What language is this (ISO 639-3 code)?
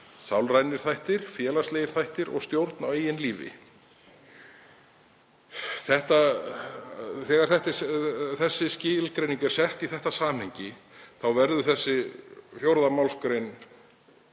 isl